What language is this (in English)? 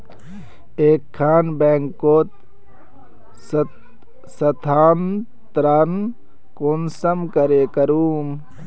Magahi